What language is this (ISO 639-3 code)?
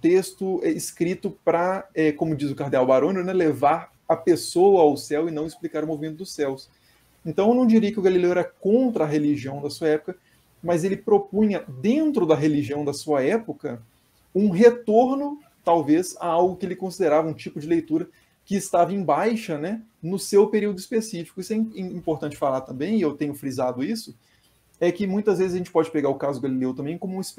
por